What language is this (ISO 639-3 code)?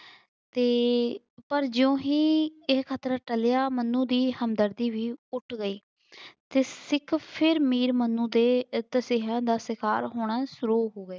pan